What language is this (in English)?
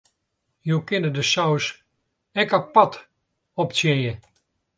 Western Frisian